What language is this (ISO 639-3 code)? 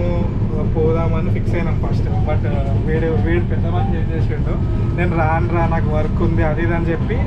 tel